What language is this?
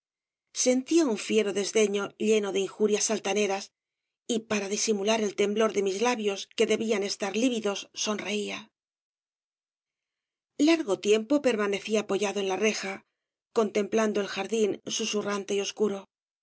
Spanish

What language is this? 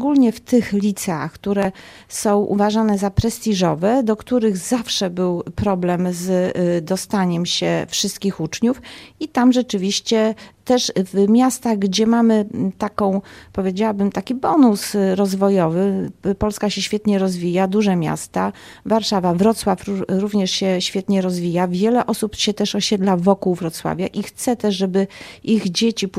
Polish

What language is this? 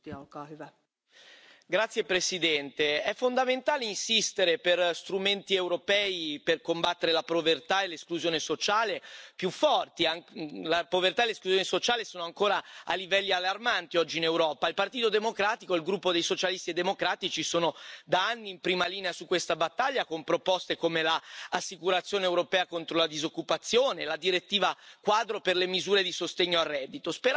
Italian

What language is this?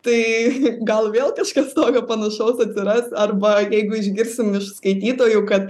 Lithuanian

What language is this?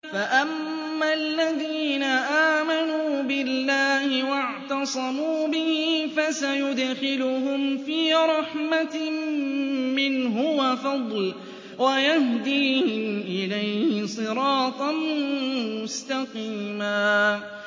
Arabic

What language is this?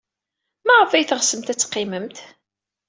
Kabyle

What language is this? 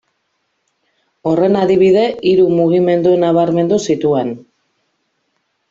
Basque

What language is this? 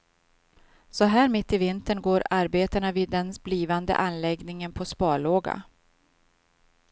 Swedish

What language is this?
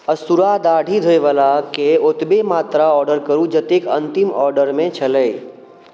Maithili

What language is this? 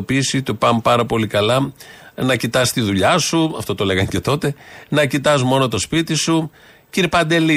Greek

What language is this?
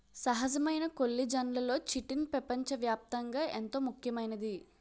Telugu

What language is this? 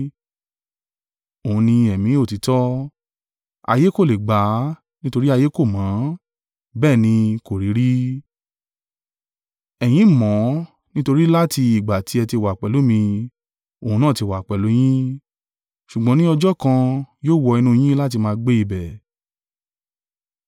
Yoruba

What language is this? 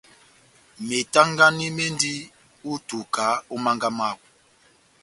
Batanga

